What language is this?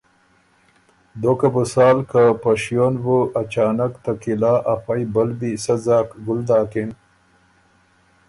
Ormuri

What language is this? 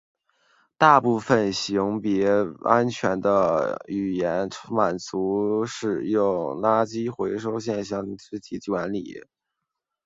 Chinese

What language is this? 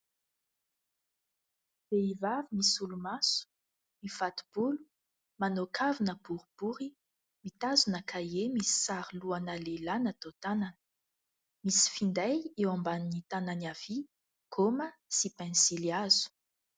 Malagasy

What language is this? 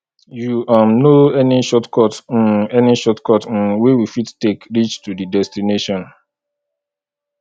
Nigerian Pidgin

